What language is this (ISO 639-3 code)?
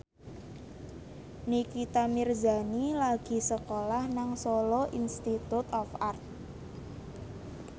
jav